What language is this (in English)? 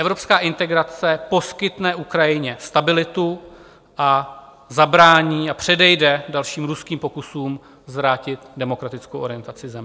Czech